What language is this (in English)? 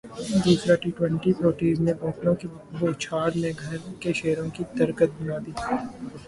Urdu